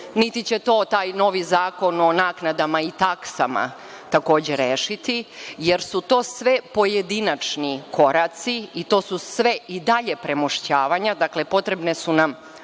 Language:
Serbian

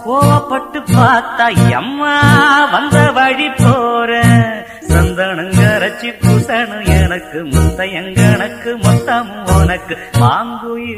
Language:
Romanian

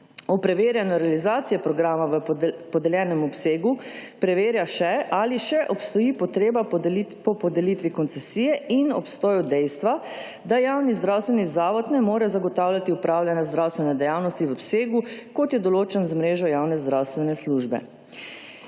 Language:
Slovenian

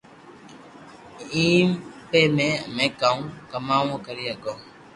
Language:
Loarki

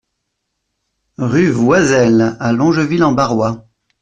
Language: French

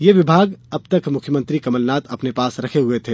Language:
Hindi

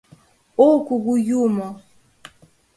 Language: Mari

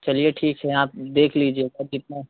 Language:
Hindi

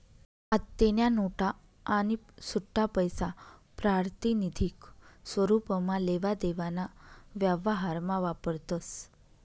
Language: Marathi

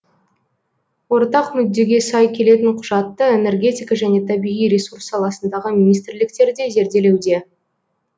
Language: Kazakh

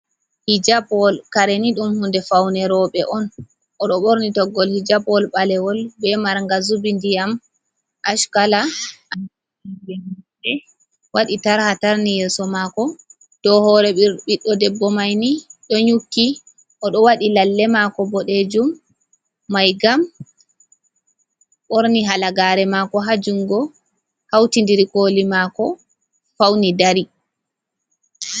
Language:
Fula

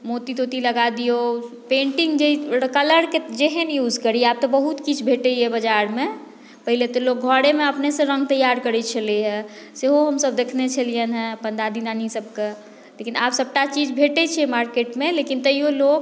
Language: Maithili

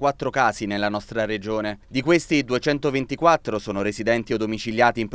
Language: Italian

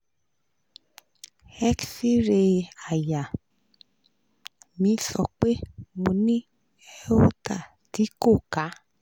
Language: Yoruba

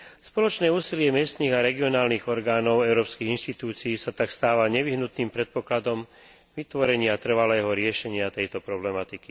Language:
Slovak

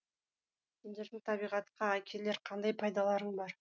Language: Kazakh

